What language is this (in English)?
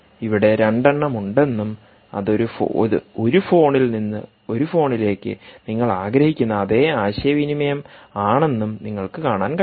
Malayalam